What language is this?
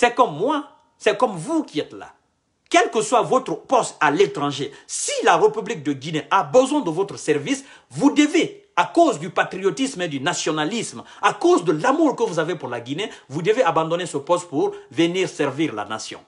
French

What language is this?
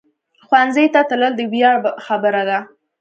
Pashto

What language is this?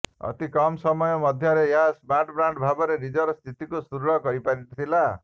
Odia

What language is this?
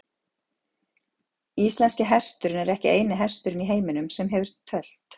Icelandic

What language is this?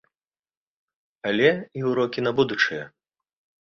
Belarusian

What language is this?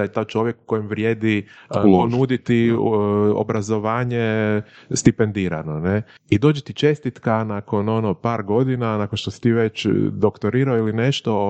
Croatian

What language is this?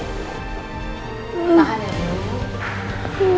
Indonesian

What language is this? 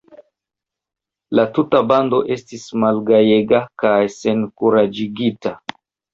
Esperanto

